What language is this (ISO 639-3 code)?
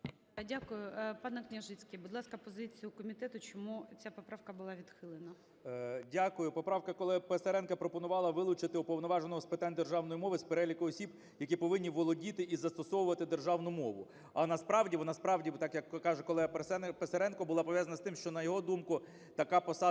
ukr